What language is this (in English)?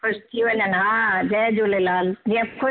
Sindhi